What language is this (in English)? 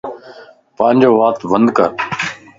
Lasi